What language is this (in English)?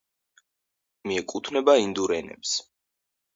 Georgian